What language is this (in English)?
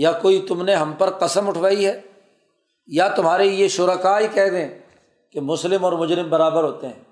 Urdu